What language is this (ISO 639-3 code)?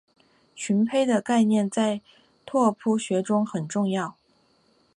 zho